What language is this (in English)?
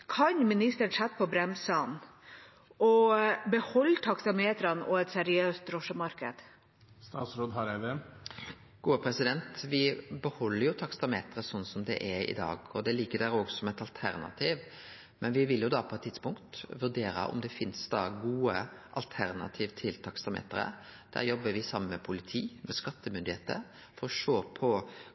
Norwegian